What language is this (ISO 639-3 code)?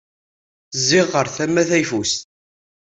kab